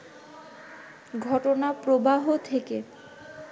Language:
Bangla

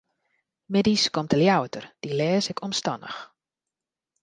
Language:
Western Frisian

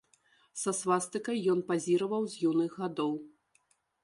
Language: Belarusian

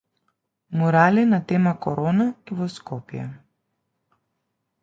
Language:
Macedonian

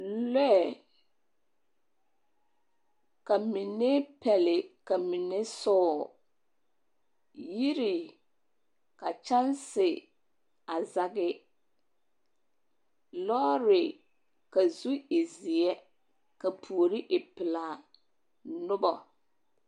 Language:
Southern Dagaare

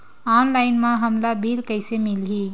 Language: Chhattisgarhi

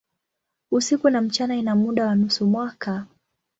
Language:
Swahili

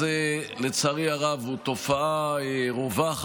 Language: Hebrew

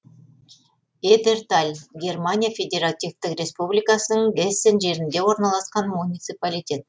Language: Kazakh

